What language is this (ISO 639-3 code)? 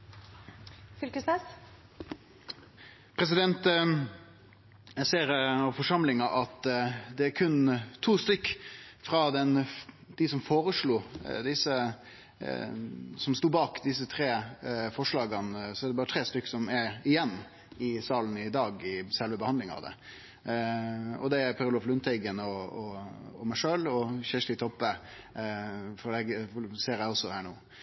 nno